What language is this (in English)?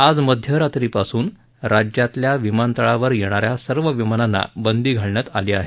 Marathi